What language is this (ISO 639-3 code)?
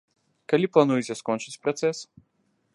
bel